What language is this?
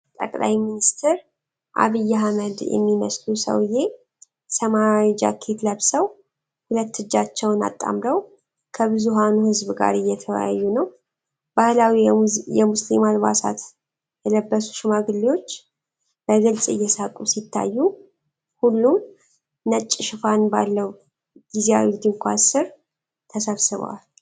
Amharic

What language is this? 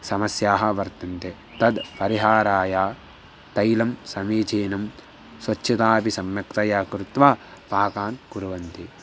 Sanskrit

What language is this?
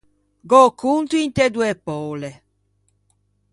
Ligurian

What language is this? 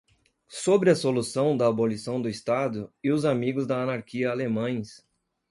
Portuguese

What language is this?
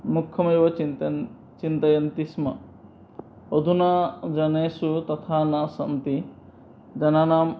Sanskrit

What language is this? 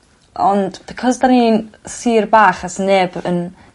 Welsh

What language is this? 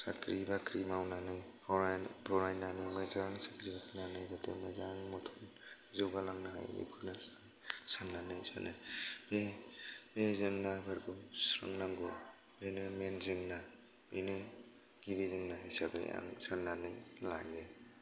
Bodo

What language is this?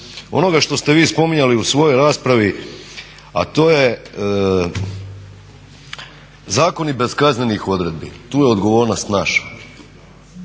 Croatian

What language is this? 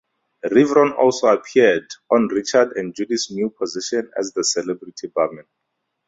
English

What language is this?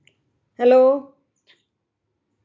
Marathi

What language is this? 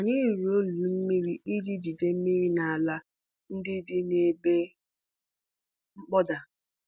Igbo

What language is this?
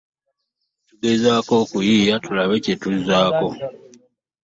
Ganda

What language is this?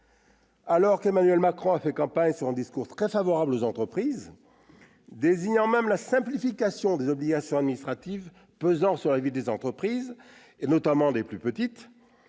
French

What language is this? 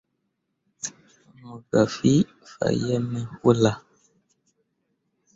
Mundang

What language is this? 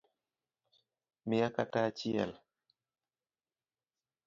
Luo (Kenya and Tanzania)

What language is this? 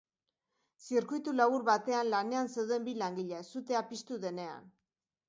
Basque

